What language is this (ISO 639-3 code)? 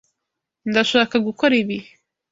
kin